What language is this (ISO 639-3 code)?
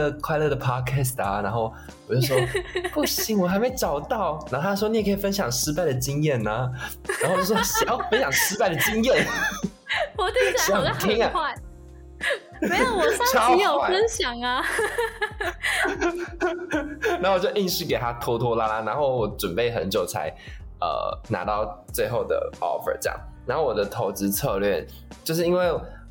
zho